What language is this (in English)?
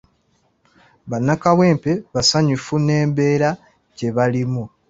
Ganda